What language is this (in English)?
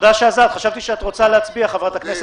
Hebrew